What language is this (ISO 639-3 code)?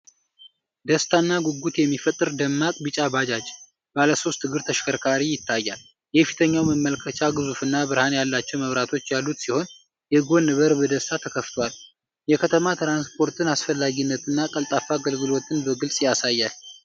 amh